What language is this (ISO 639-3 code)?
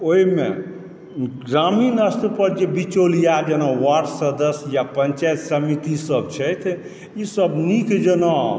mai